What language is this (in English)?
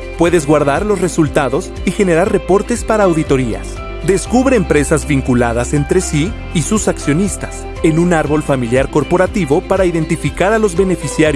Spanish